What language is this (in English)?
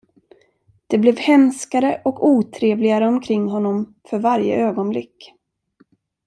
Swedish